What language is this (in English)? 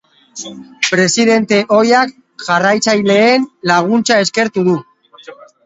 Basque